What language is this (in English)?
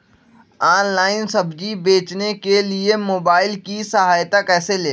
Magahi